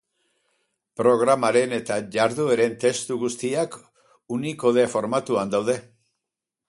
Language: Basque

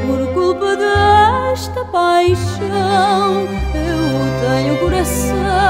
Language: Portuguese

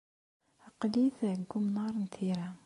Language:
Kabyle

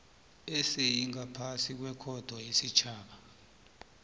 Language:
South Ndebele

